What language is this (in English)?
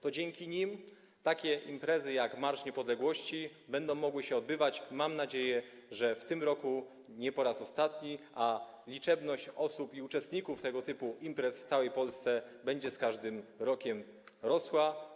Polish